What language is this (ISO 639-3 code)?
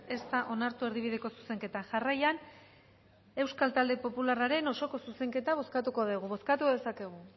eus